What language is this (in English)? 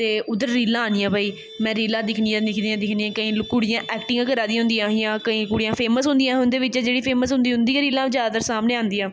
Dogri